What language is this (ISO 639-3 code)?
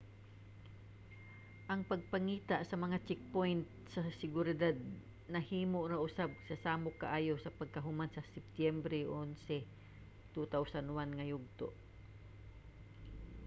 ceb